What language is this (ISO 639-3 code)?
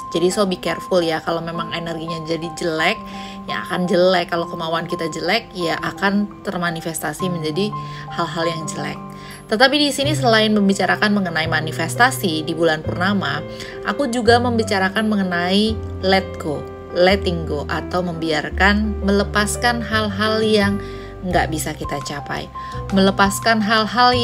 ind